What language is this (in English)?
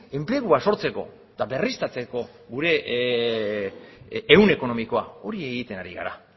Basque